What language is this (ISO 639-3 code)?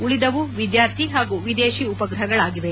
kan